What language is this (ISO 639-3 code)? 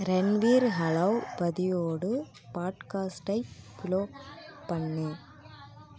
tam